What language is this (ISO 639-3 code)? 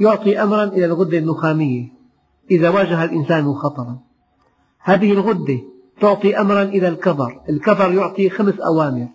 ara